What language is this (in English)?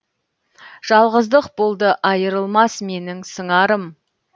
Kazakh